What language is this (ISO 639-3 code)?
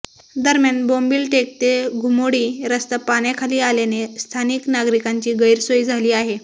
mar